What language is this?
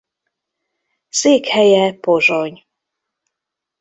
Hungarian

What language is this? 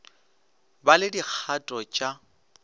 Northern Sotho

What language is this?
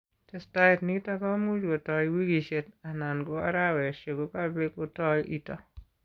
Kalenjin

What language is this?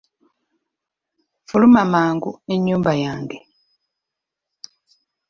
Ganda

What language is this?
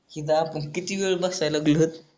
Marathi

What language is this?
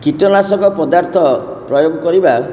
Odia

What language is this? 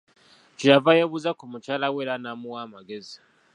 Ganda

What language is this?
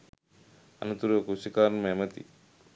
Sinhala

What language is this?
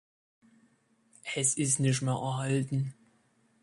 German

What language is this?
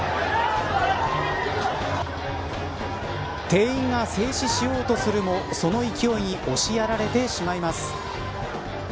Japanese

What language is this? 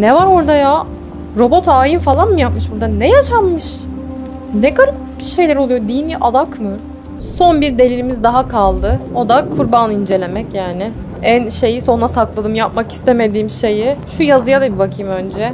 Turkish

